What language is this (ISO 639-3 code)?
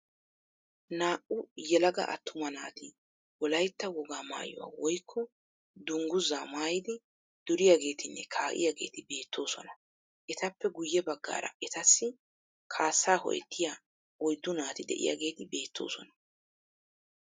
wal